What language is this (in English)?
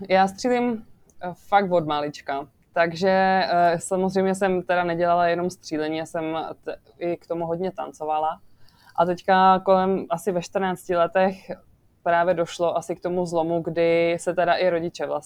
Czech